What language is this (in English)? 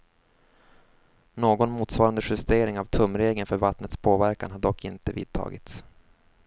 Swedish